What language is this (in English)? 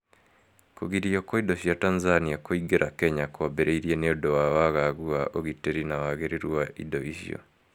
Kikuyu